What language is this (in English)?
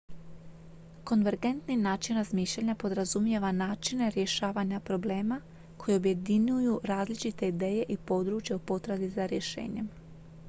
Croatian